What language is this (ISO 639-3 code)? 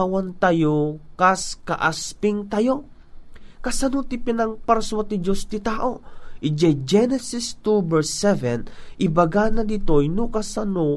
fil